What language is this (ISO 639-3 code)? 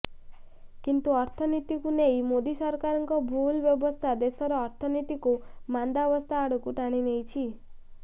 ori